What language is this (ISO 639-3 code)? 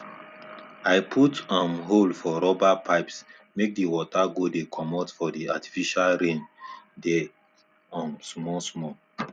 pcm